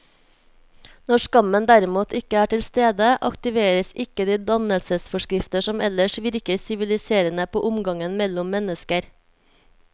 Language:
Norwegian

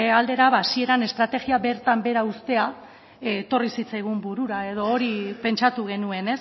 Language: Basque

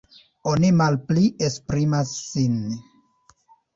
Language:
Esperanto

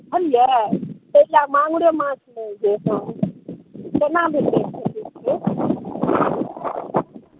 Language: Maithili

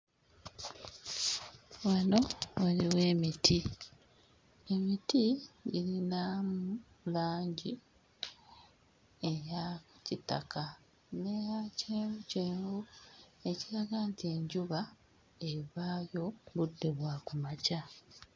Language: Ganda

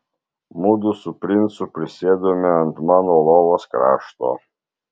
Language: Lithuanian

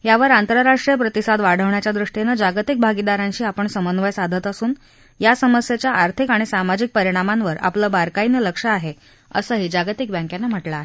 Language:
Marathi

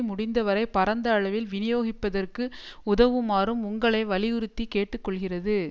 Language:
Tamil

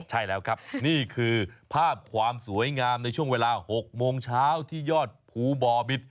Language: Thai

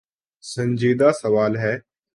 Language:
Urdu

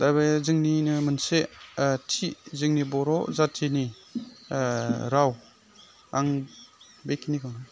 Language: Bodo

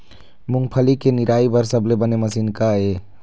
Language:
Chhattisgarhi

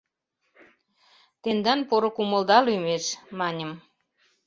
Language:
Mari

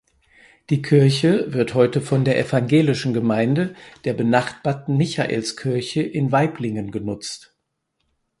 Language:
German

